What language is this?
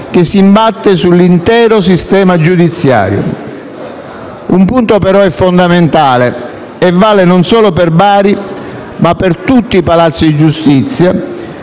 Italian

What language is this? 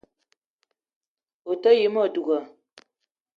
Eton (Cameroon)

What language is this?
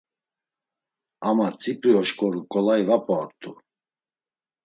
Laz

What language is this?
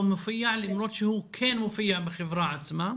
Hebrew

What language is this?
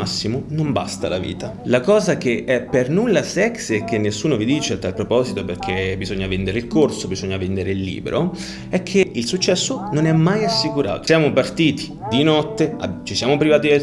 Italian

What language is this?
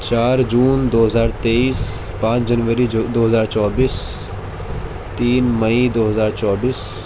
Urdu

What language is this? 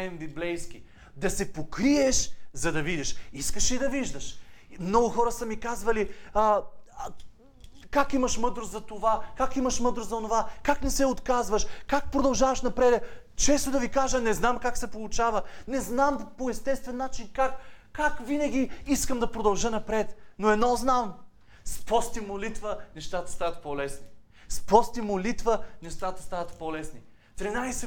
Bulgarian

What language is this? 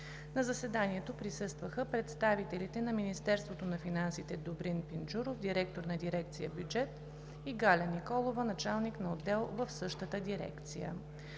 Bulgarian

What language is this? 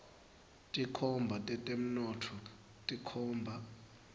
Swati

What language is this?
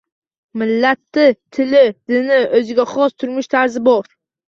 Uzbek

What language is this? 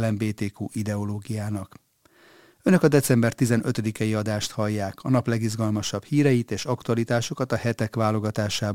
Hungarian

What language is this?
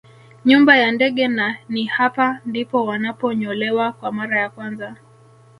Swahili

